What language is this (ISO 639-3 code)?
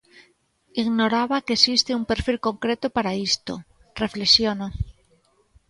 glg